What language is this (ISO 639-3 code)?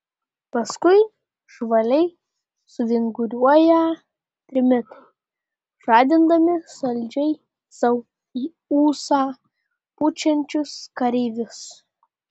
lit